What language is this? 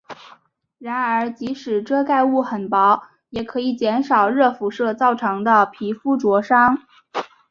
Chinese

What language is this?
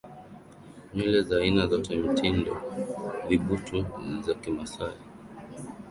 Swahili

